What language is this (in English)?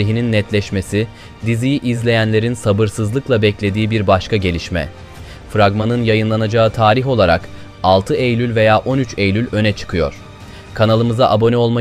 Turkish